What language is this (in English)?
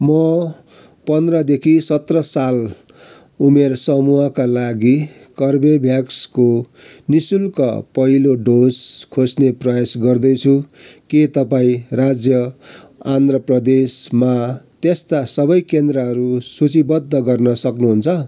Nepali